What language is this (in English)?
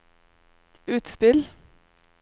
Norwegian